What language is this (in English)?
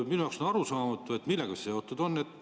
Estonian